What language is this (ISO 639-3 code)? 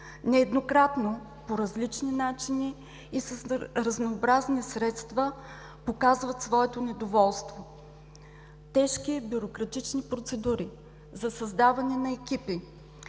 bul